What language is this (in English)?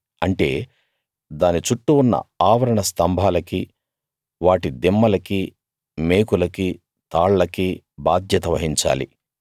Telugu